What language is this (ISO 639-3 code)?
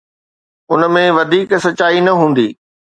snd